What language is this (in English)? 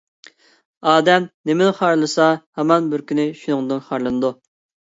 Uyghur